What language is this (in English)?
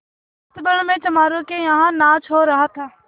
Hindi